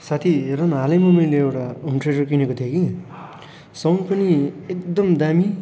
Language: Nepali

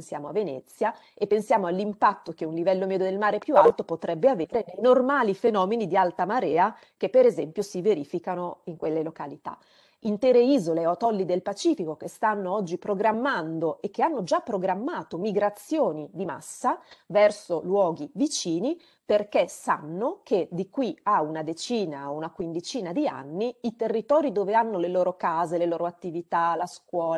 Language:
Italian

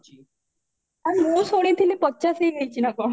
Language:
Odia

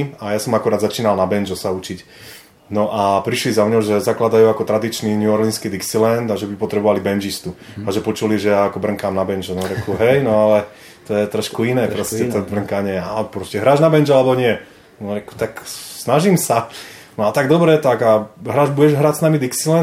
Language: Czech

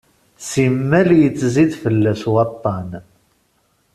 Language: Kabyle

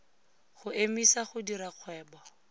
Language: Tswana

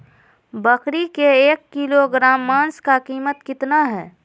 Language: Magahi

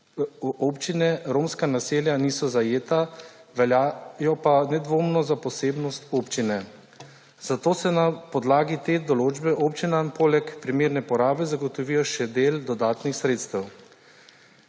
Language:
Slovenian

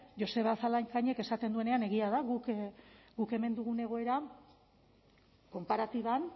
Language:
Basque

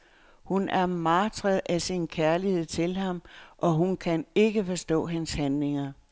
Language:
Danish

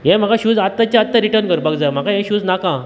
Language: Konkani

